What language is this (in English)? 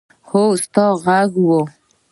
Pashto